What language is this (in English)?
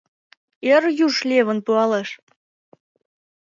Mari